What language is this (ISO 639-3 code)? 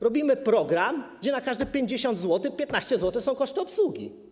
pol